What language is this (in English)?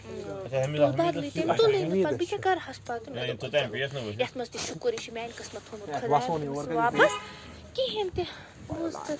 Kashmiri